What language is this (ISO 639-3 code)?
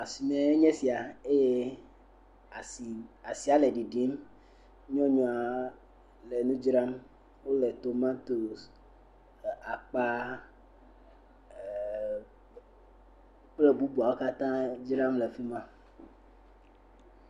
ewe